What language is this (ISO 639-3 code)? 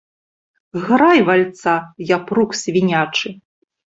bel